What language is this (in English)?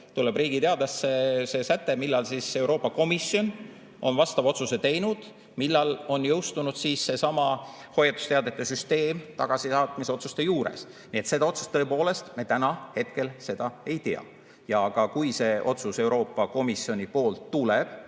Estonian